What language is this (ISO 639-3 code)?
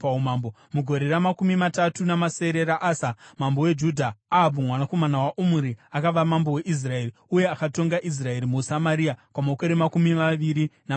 sna